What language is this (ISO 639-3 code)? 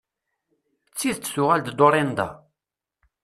kab